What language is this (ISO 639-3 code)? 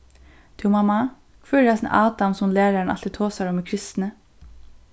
fao